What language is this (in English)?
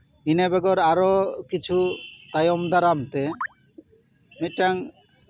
Santali